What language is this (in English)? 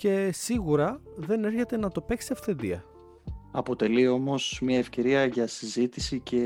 Greek